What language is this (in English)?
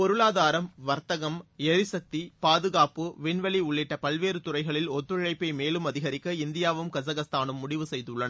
Tamil